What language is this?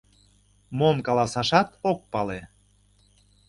Mari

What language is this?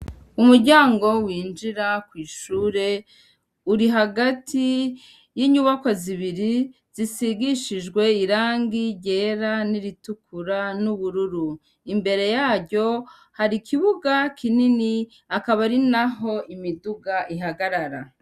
Rundi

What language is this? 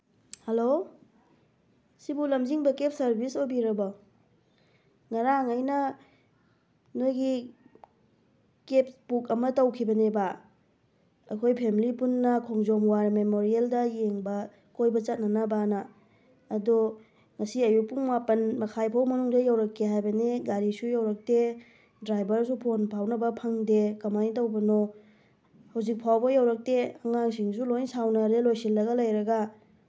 Manipuri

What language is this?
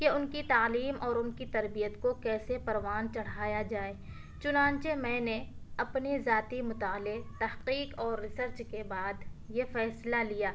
Urdu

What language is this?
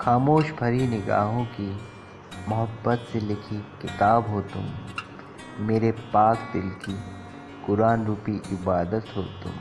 Hindi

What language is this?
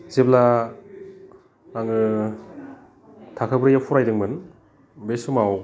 Bodo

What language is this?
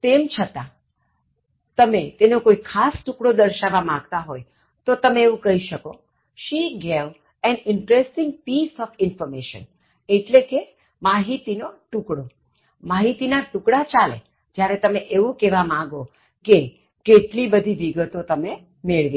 Gujarati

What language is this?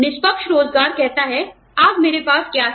Hindi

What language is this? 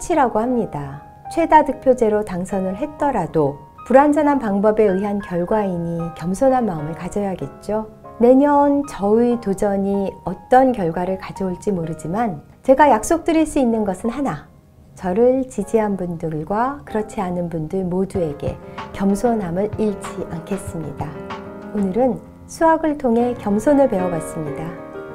Korean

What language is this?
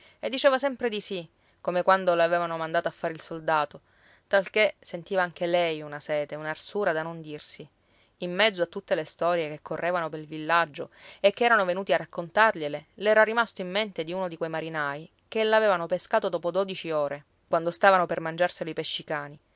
Italian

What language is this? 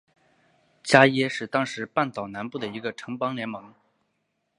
Chinese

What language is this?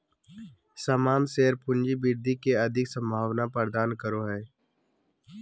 Magahi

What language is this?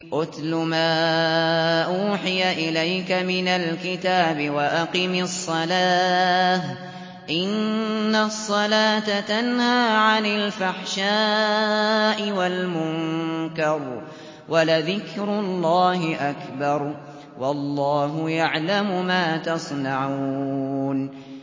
Arabic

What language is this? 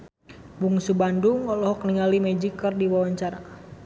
Sundanese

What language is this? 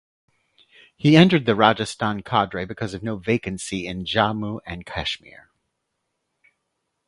English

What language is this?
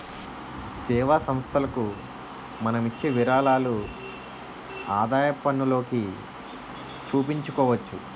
Telugu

